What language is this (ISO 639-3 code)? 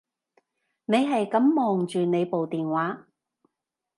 yue